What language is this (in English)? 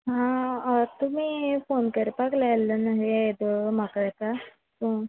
Konkani